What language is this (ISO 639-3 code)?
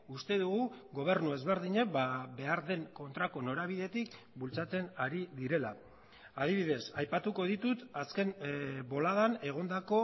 eus